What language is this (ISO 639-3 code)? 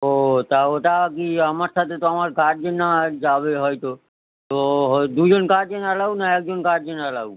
ben